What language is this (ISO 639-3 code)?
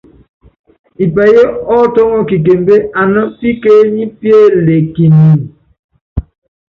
yav